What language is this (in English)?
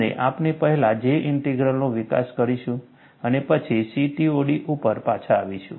Gujarati